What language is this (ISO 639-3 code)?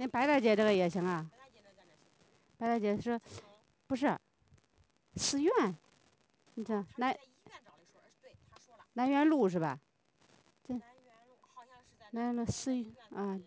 zho